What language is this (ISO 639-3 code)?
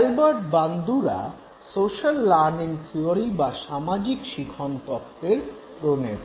ben